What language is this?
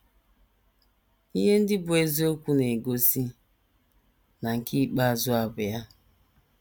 Igbo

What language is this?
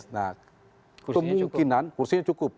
Indonesian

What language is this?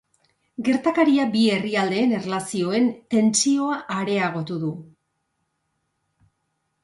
Basque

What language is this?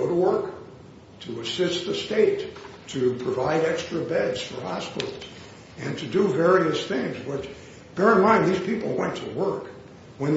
English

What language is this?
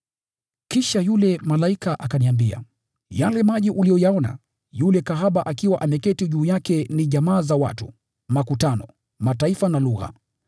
Swahili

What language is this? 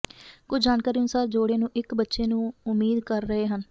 Punjabi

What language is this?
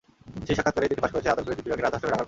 Bangla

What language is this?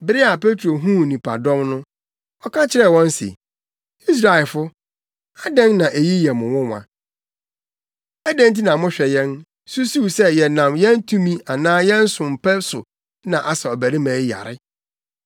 Akan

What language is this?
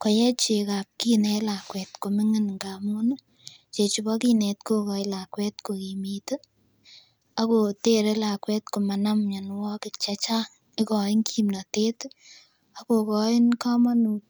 Kalenjin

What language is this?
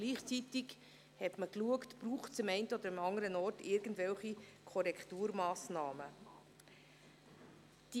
Swiss German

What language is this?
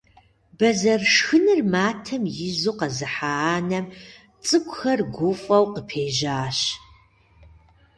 Kabardian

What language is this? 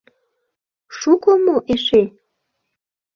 Mari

